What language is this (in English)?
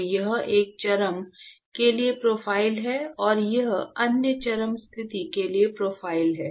Hindi